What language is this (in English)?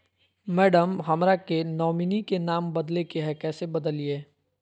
Magahi